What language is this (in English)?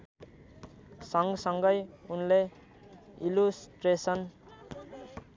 Nepali